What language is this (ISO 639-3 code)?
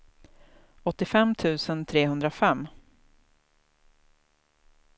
swe